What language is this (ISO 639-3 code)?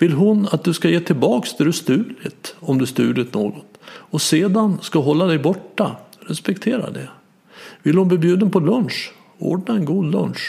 swe